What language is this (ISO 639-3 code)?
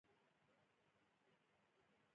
pus